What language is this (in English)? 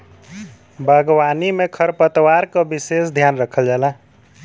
Bhojpuri